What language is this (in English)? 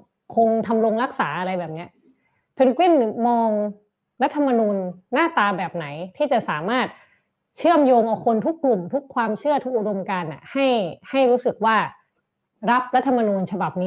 Thai